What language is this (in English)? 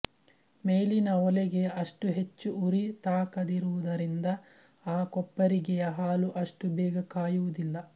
Kannada